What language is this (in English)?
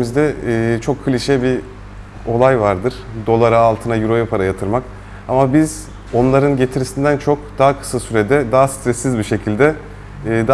Turkish